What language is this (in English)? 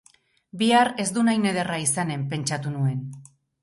Basque